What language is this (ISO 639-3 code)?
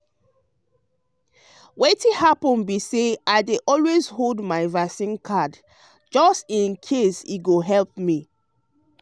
pcm